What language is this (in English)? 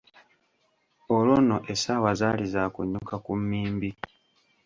Ganda